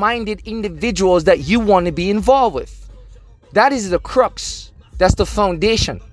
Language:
English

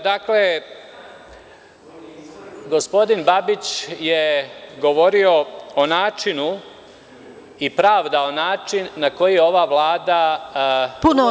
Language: Serbian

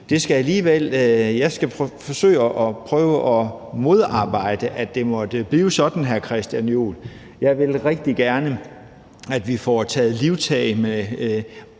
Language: Danish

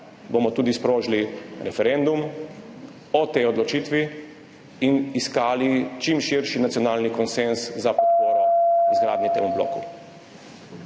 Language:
Slovenian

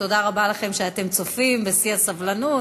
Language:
Hebrew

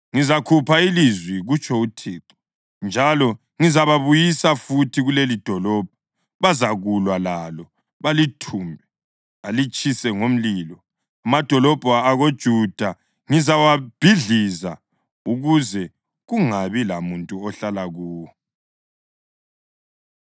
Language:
North Ndebele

